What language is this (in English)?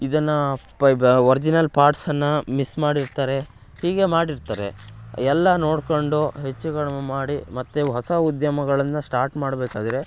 Kannada